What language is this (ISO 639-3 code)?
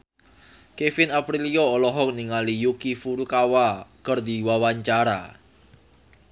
sun